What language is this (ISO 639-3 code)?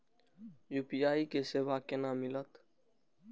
mai